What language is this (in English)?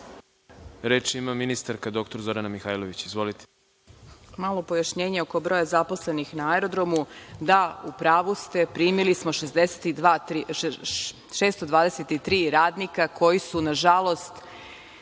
Serbian